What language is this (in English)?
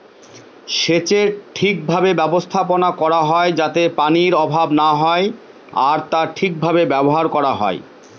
Bangla